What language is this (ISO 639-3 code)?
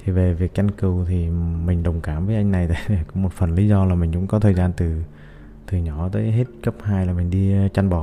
vie